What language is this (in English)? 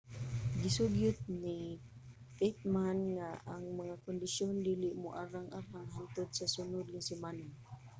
Cebuano